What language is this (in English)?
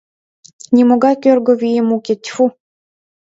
Mari